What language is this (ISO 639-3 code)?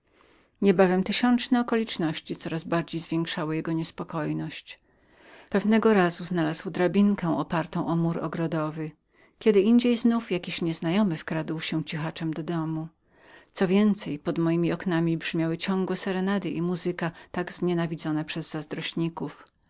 pol